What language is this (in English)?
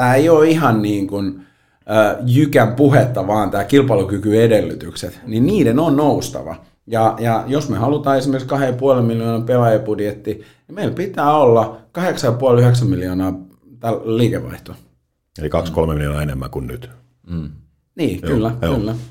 Finnish